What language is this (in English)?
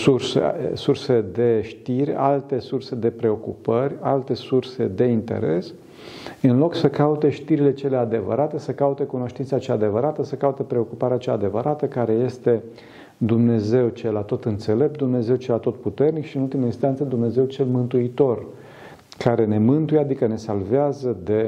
Romanian